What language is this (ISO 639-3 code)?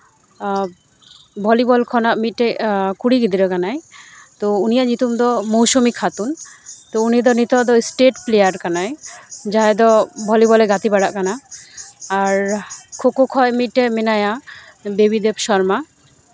sat